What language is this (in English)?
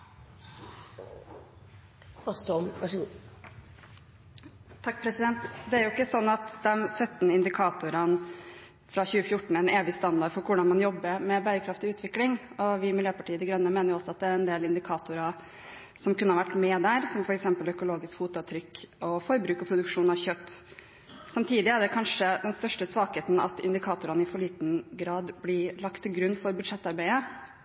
Norwegian Bokmål